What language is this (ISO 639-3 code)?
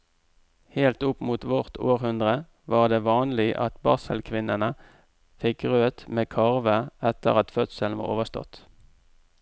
nor